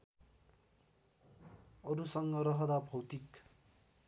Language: Nepali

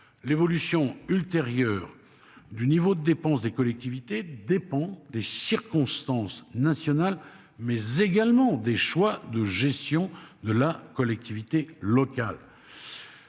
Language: French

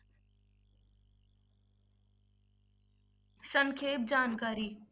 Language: Punjabi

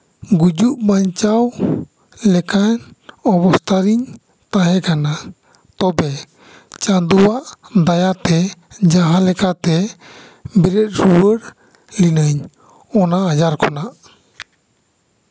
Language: Santali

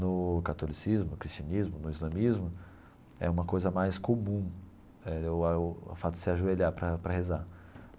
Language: Portuguese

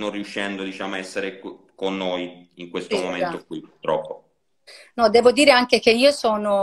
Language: Italian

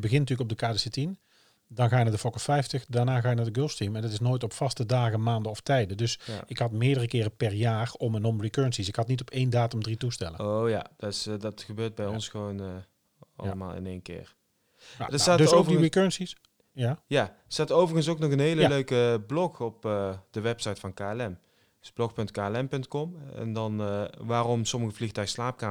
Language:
Dutch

